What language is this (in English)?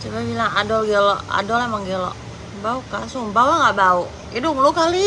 Indonesian